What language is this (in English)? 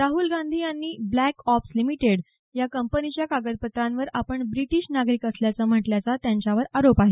Marathi